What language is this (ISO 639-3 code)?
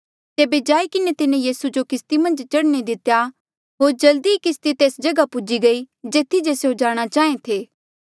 mjl